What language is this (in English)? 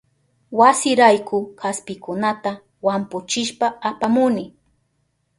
Southern Pastaza Quechua